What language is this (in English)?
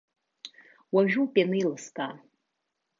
Abkhazian